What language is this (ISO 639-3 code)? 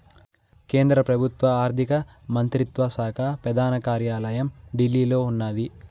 tel